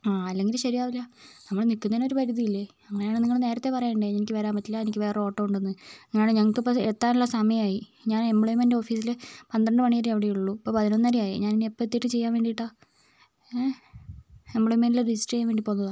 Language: Malayalam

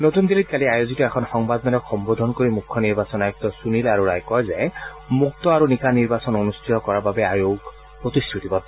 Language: Assamese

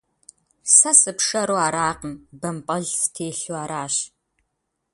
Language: Kabardian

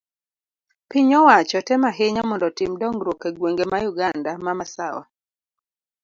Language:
Luo (Kenya and Tanzania)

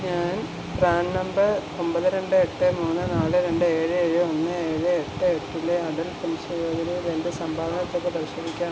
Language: Malayalam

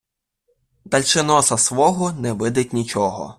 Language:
Ukrainian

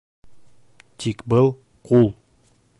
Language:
Bashkir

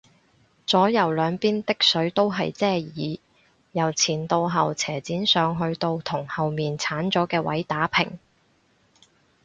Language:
Cantonese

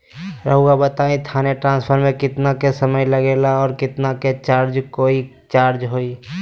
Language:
Magahi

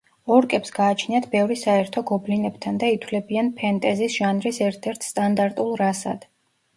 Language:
Georgian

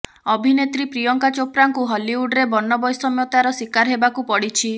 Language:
Odia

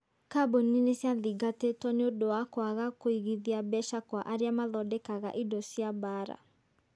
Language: Kikuyu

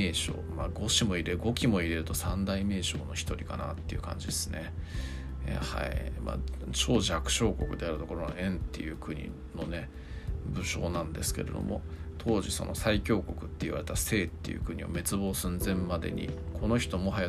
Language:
Japanese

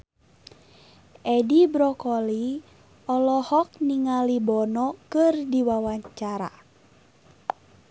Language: Sundanese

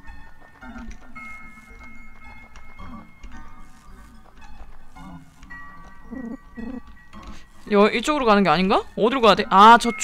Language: Korean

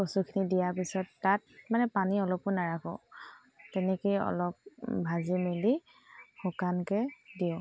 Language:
Assamese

